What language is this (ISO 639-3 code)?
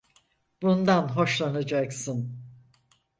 tur